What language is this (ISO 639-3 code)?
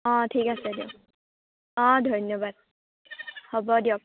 asm